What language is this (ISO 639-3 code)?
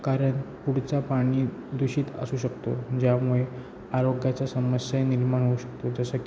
mar